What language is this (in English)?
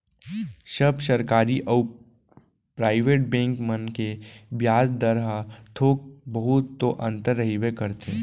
Chhattisgarhi